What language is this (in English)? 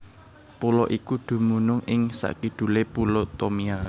Javanese